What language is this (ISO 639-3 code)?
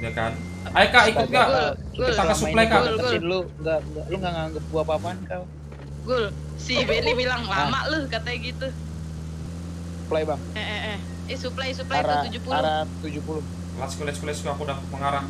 ind